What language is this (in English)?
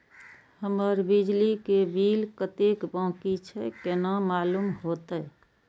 Maithili